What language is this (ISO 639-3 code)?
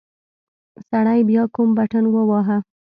pus